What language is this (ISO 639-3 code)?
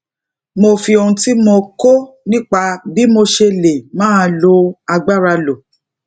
yor